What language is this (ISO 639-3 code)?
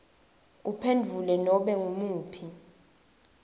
ssw